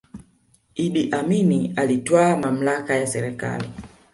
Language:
Swahili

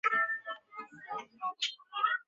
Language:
Chinese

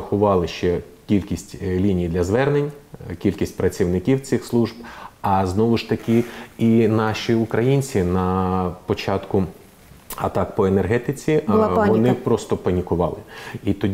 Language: Ukrainian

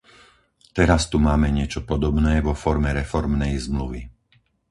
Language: Slovak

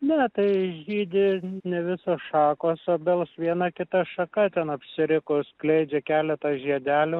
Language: Lithuanian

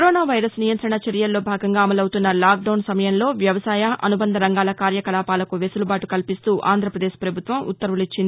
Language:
Telugu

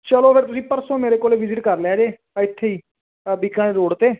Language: Punjabi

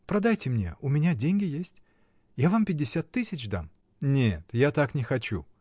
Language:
Russian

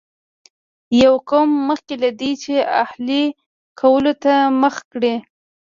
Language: Pashto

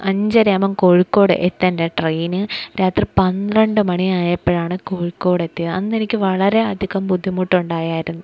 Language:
Malayalam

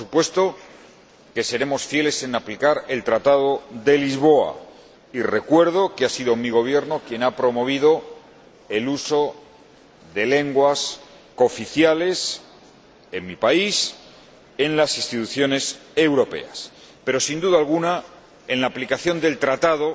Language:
Spanish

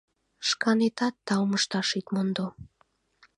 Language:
Mari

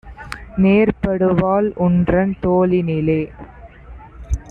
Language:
Tamil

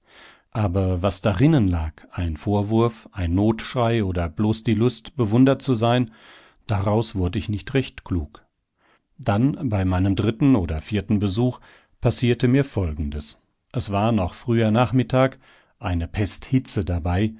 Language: German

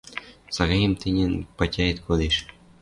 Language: Western Mari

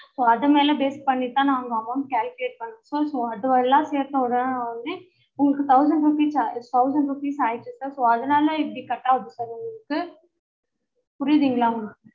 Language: Tamil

